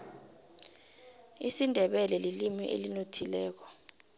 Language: South Ndebele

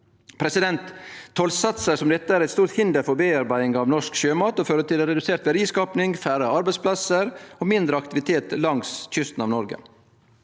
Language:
Norwegian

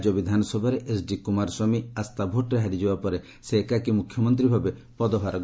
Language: Odia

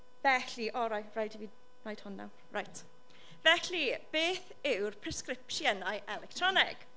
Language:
Welsh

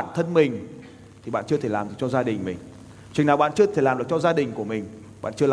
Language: Vietnamese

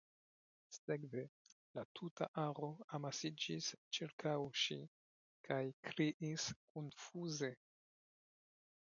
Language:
Esperanto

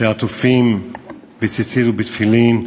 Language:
Hebrew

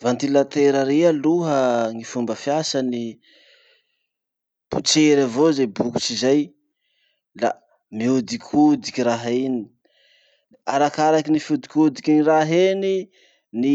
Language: Masikoro Malagasy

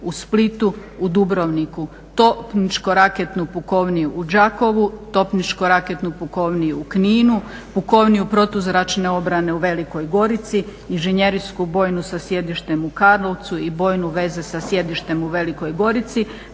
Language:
Croatian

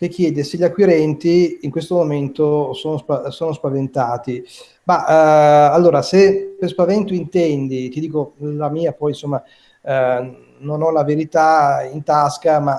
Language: Italian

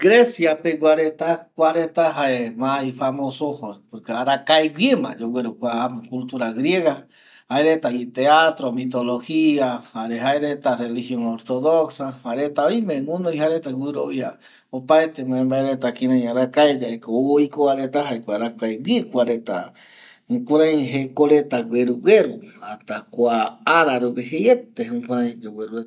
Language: Eastern Bolivian Guaraní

